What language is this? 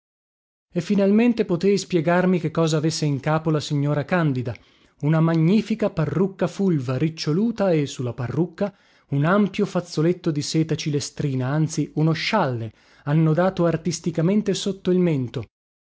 Italian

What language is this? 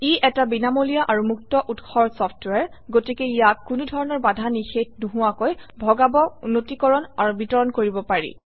Assamese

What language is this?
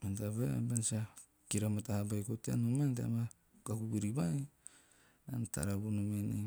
Teop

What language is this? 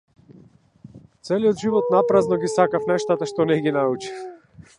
Macedonian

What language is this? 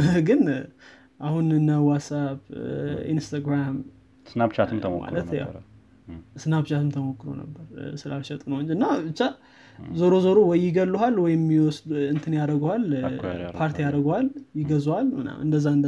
Amharic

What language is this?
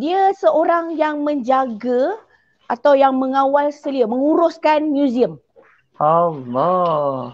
Malay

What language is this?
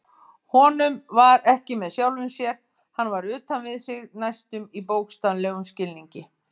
Icelandic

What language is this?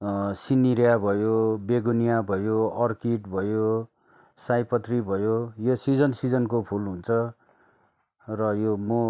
Nepali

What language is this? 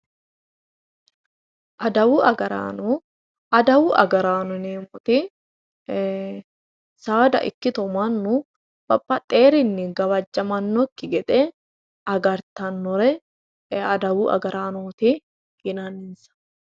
Sidamo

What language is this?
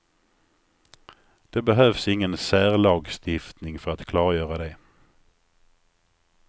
Swedish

